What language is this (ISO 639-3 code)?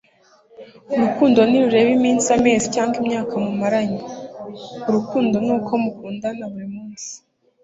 kin